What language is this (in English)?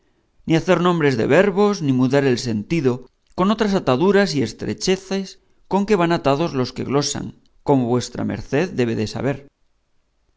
Spanish